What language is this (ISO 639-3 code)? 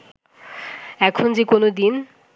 ben